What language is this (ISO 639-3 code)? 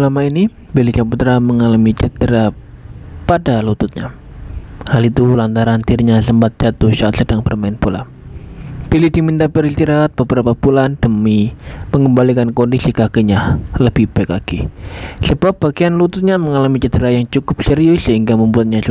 ind